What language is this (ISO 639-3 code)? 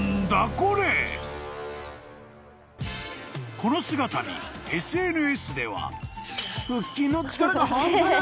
jpn